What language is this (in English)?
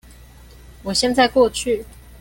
Chinese